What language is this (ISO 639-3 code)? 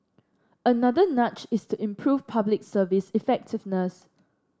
eng